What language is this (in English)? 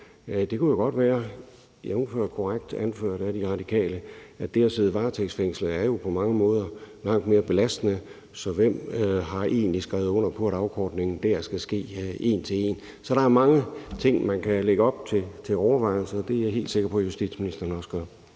Danish